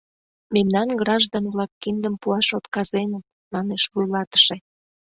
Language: Mari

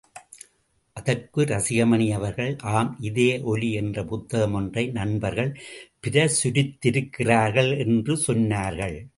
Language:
Tamil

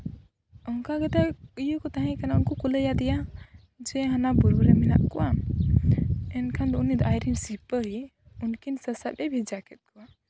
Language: Santali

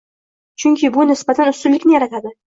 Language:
Uzbek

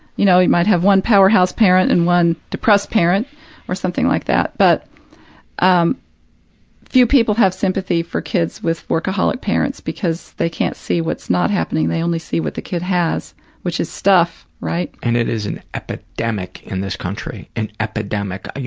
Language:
English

